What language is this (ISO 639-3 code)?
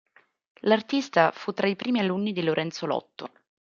ita